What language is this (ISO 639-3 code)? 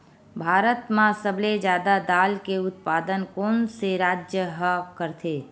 hne